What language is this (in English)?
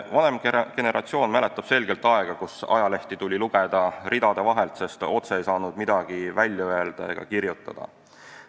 Estonian